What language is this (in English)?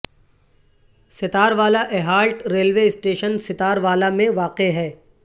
Urdu